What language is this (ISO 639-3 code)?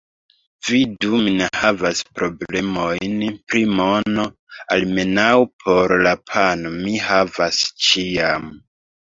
epo